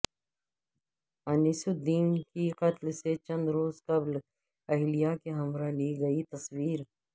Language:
Urdu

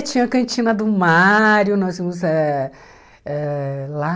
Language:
Portuguese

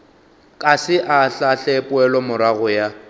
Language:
Northern Sotho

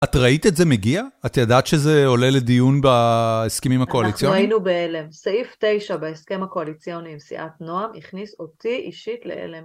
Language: Hebrew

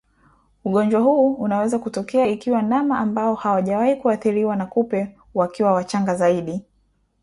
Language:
Swahili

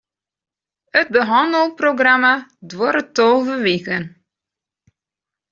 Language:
Western Frisian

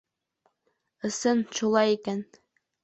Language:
Bashkir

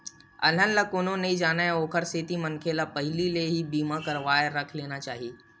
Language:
Chhattisgarhi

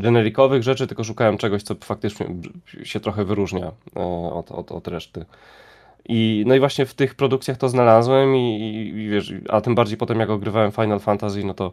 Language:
Polish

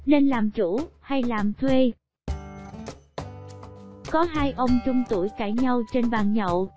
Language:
Vietnamese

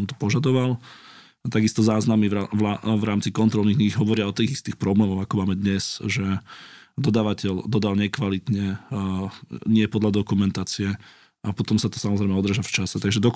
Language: Slovak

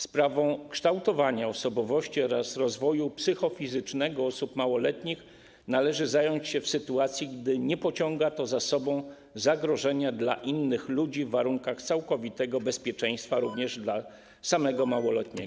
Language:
Polish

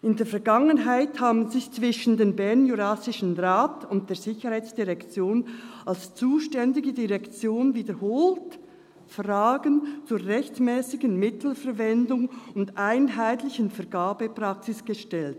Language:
Swiss German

